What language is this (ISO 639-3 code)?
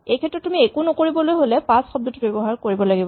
asm